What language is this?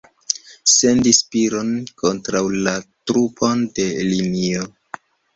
Esperanto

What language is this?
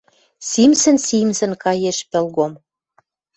Western Mari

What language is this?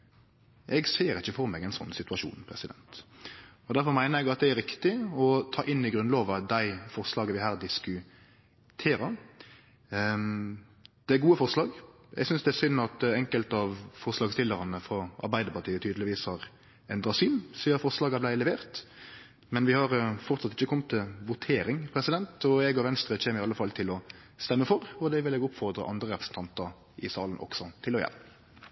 Norwegian Nynorsk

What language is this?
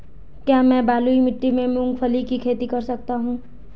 Hindi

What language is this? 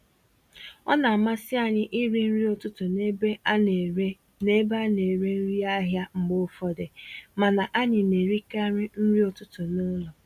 Igbo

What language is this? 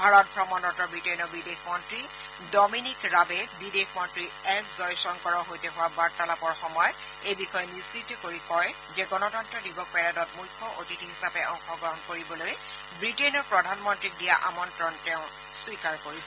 Assamese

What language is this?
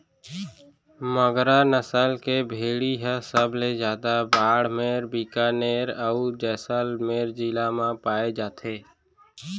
Chhattisgarhi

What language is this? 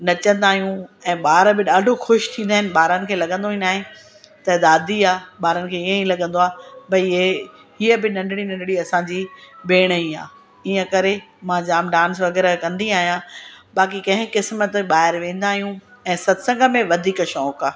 Sindhi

